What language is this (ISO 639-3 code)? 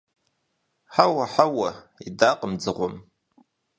kbd